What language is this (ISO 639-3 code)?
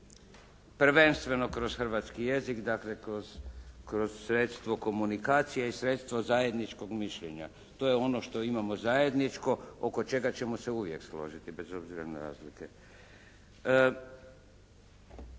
hrv